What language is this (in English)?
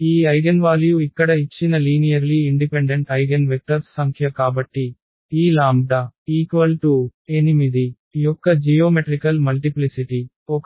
Telugu